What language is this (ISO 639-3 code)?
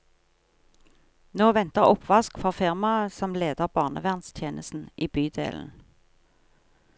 nor